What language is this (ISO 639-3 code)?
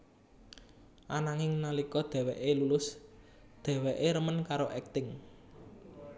jav